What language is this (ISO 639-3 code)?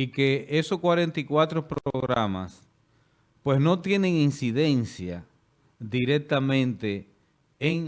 spa